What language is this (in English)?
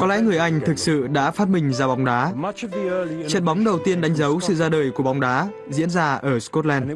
Vietnamese